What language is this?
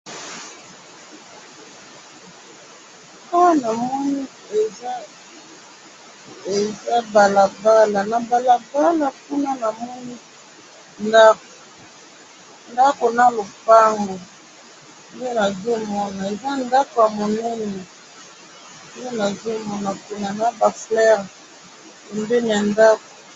Lingala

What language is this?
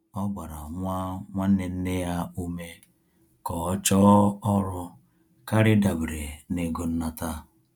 Igbo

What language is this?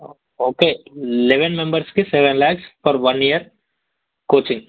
Telugu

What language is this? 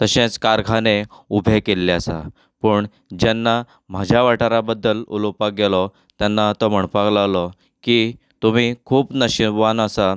Konkani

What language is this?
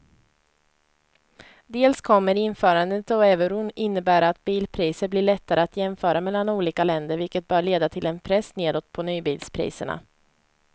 Swedish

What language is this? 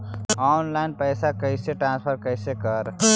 Magahi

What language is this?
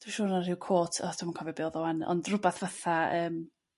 Welsh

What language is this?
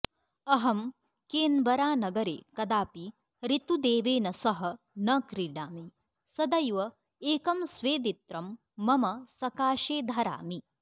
Sanskrit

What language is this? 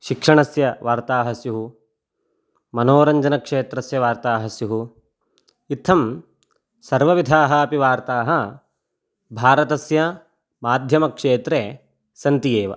Sanskrit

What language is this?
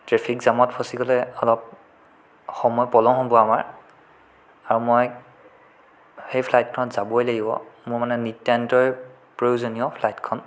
Assamese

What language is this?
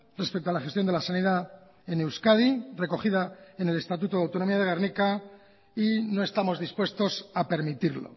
Spanish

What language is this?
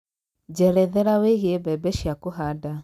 Kikuyu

